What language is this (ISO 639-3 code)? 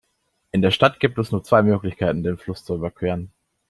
deu